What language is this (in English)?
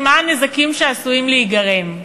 Hebrew